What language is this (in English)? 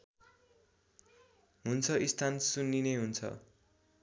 Nepali